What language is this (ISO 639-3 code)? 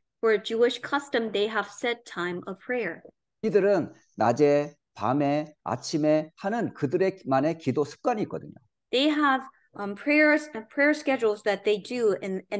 kor